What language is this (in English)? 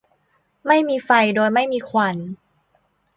Thai